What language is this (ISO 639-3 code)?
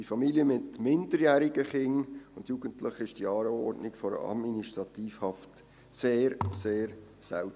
gsw